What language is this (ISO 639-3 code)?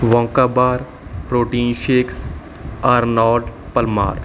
pan